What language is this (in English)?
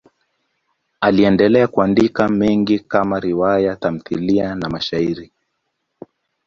Swahili